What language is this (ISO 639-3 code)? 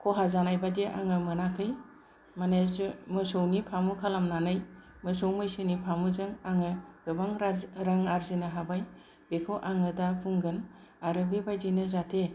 brx